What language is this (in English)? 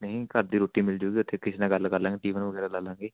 Punjabi